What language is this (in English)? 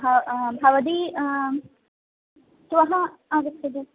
Sanskrit